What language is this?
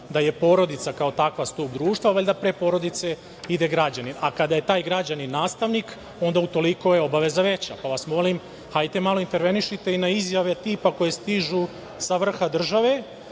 Serbian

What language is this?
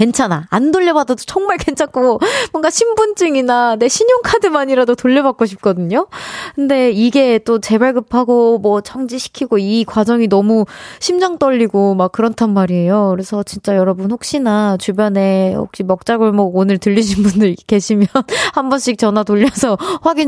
Korean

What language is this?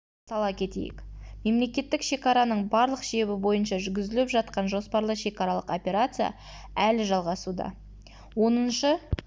Kazakh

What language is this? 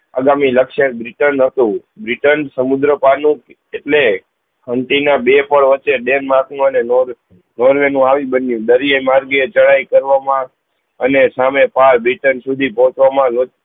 Gujarati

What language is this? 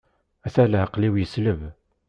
Kabyle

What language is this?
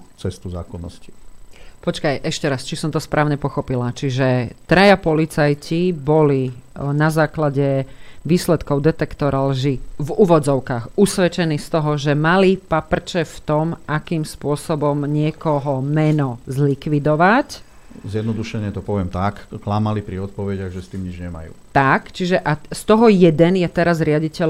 Slovak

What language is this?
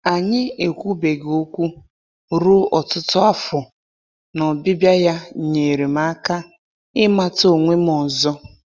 Igbo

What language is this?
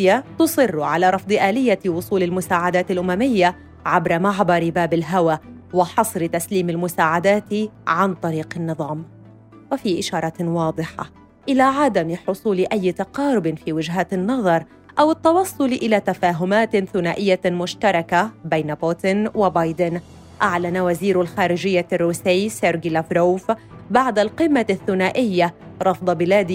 Arabic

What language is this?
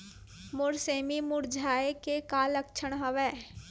Chhattisgarhi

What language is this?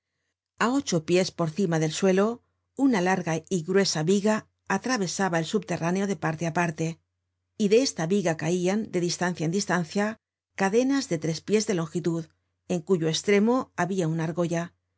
Spanish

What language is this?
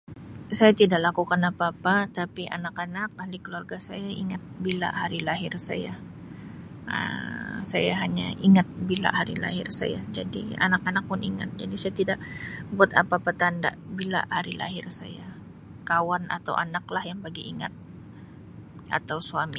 Sabah Malay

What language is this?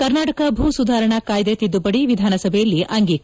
Kannada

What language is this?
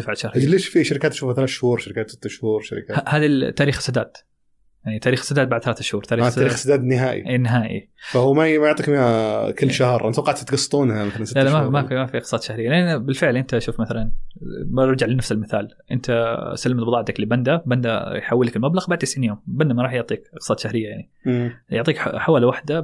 Arabic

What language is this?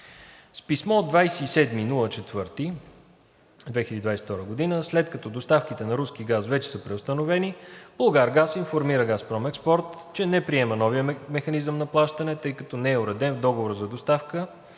Bulgarian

